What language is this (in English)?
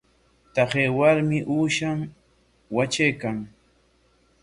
Corongo Ancash Quechua